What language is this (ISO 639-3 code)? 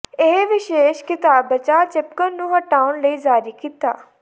pan